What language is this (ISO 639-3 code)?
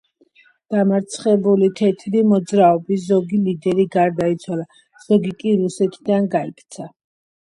kat